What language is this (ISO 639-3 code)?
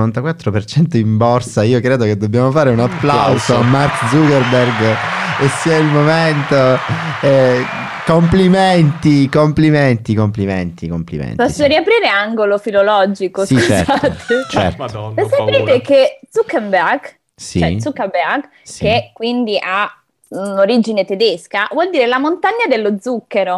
ita